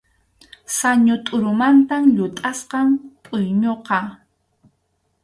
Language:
Arequipa-La Unión Quechua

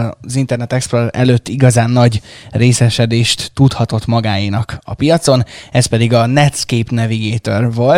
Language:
Hungarian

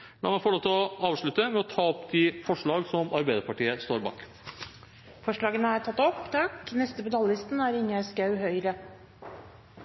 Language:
Norwegian Bokmål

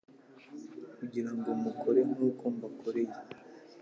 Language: Kinyarwanda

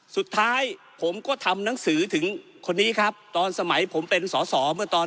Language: Thai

